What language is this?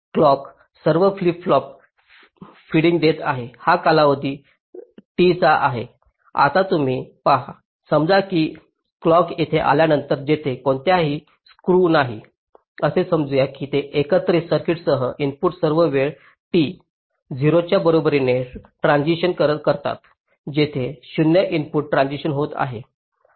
Marathi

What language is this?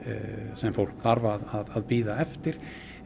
Icelandic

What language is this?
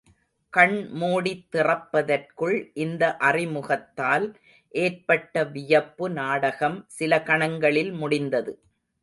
Tamil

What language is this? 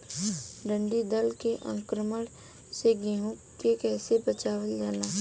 Bhojpuri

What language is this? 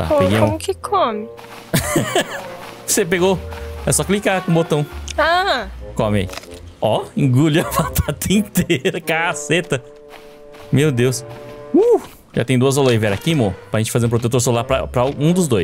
Portuguese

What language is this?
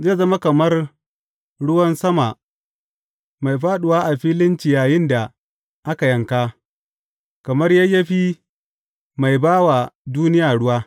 Hausa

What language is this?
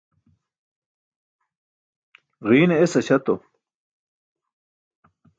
Burushaski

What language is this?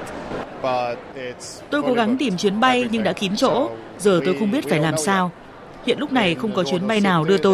Vietnamese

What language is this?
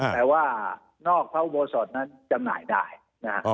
Thai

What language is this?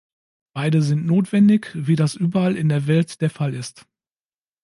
German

